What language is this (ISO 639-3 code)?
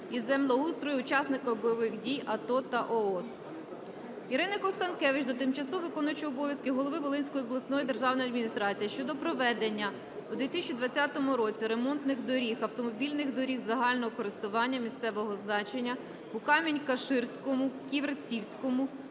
ukr